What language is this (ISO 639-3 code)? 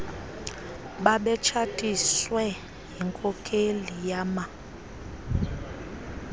xho